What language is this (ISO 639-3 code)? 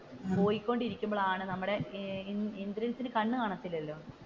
mal